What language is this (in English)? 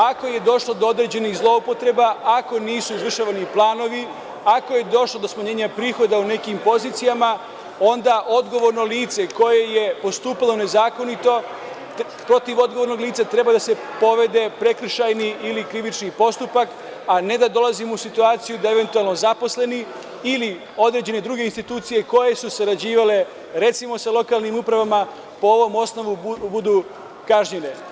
Serbian